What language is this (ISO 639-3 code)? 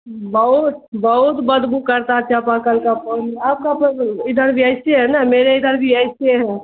urd